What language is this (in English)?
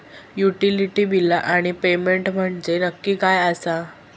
Marathi